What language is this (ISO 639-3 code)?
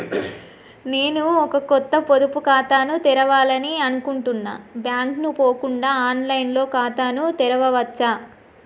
tel